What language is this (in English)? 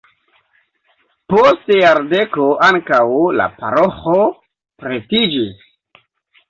Esperanto